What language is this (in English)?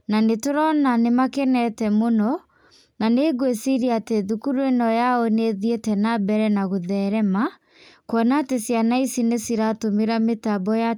Kikuyu